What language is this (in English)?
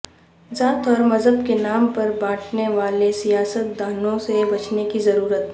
Urdu